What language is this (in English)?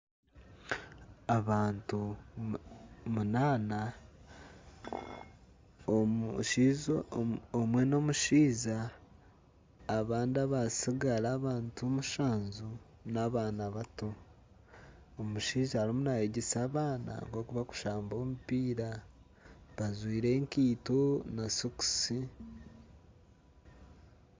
Nyankole